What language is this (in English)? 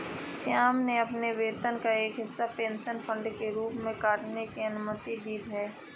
Hindi